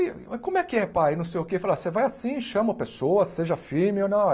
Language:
Portuguese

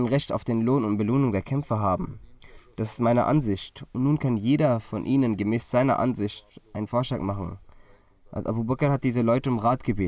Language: German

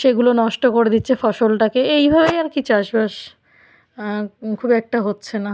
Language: Bangla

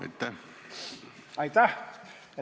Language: Estonian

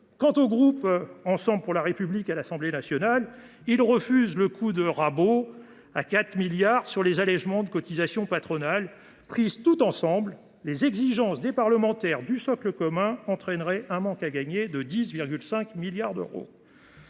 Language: French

